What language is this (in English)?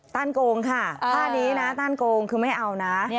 Thai